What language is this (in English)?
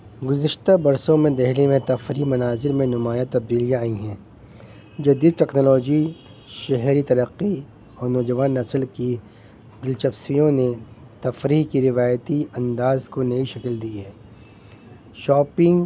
Urdu